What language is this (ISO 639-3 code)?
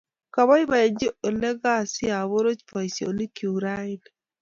kln